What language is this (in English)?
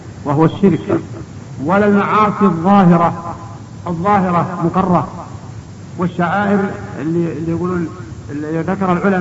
Arabic